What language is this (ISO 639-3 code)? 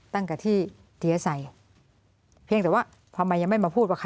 tha